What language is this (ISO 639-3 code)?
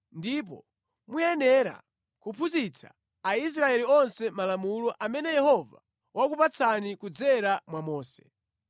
nya